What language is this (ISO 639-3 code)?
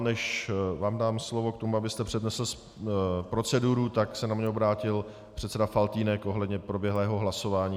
ces